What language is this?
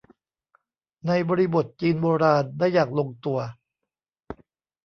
Thai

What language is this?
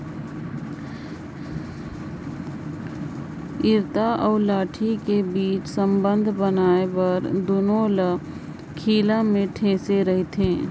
Chhattisgarhi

